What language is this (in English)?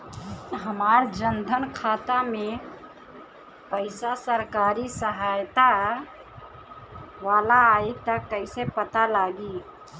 Bhojpuri